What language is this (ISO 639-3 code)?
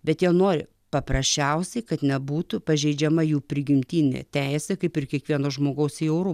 lit